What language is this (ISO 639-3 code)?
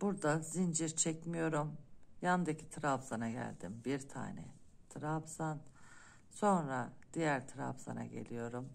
tur